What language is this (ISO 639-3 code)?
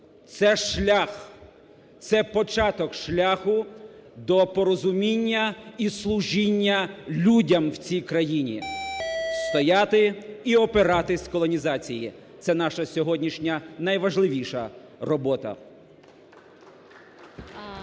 ukr